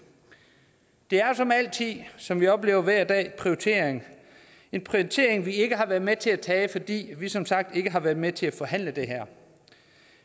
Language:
Danish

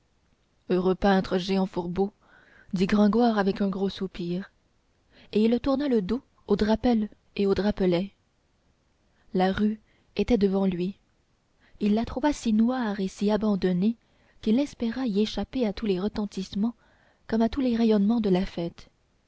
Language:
French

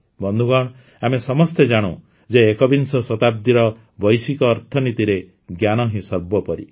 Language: Odia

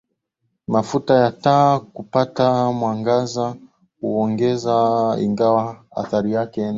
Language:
Swahili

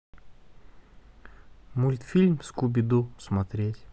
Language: Russian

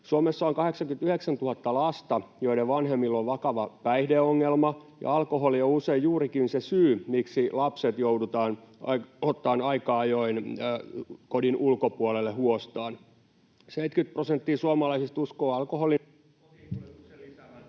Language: Finnish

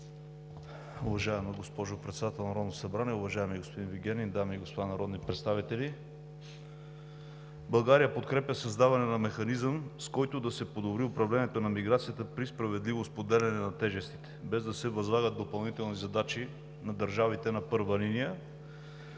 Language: Bulgarian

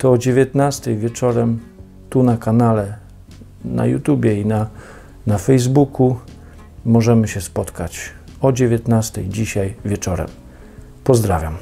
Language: Polish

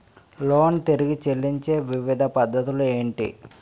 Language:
Telugu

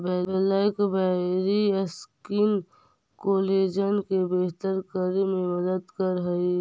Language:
Magahi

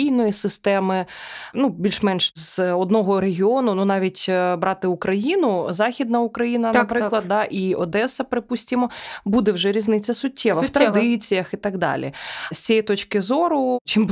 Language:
Ukrainian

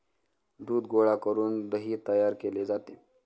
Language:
Marathi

